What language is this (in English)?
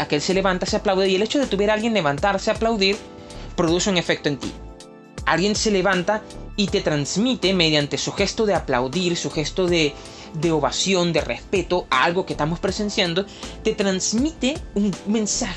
Spanish